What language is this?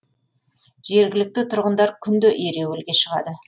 Kazakh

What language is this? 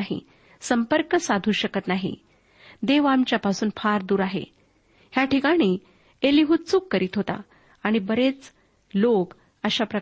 Marathi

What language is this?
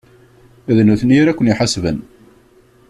Kabyle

